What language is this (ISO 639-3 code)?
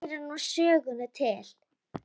isl